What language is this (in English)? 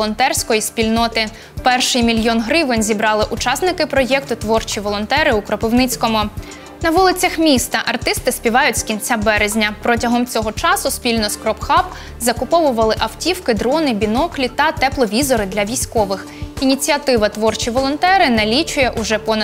Ukrainian